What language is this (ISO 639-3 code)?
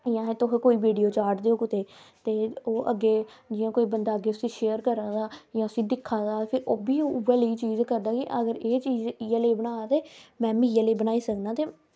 doi